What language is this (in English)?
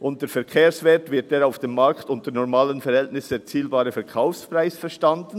Swiss German